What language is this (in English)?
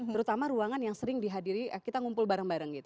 Indonesian